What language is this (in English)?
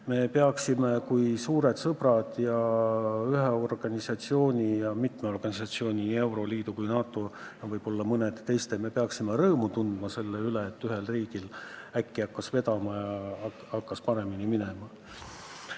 Estonian